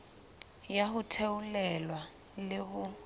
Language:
Southern Sotho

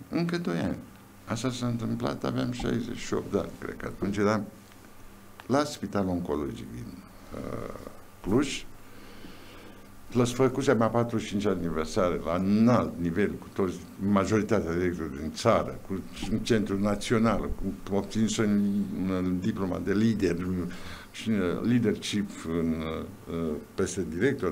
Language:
Romanian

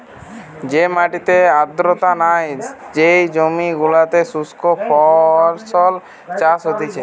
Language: Bangla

